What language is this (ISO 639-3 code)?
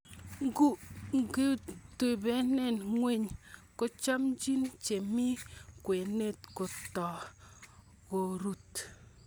kln